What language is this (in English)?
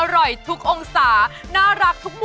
Thai